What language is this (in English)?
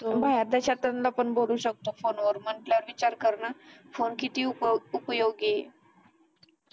Marathi